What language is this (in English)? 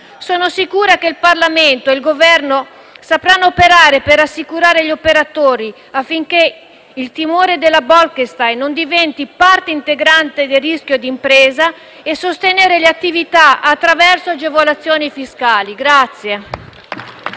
Italian